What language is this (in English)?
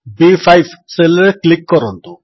Odia